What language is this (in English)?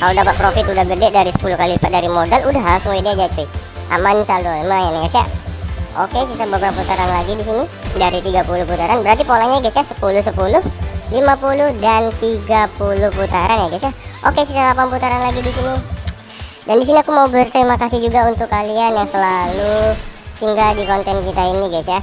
Indonesian